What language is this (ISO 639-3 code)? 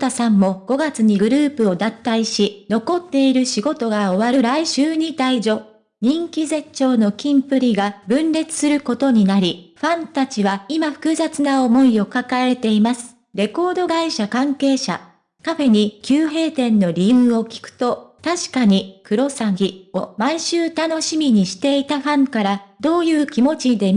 jpn